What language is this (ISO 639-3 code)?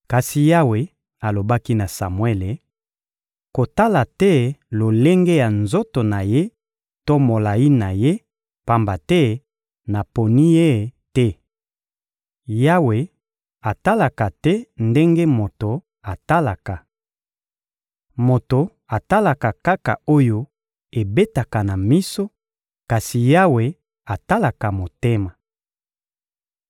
lin